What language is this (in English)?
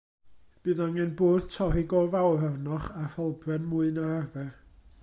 Welsh